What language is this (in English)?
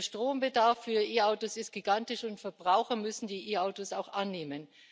German